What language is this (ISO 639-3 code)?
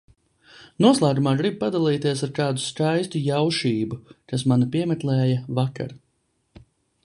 lav